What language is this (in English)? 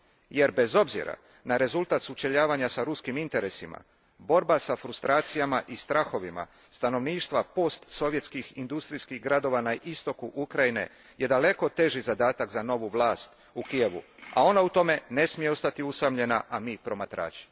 Croatian